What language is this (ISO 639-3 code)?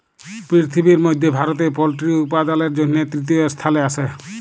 ben